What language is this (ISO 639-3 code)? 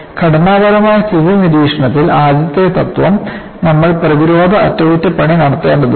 mal